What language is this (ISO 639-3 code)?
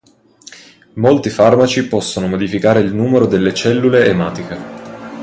ita